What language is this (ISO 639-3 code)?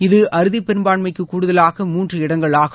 tam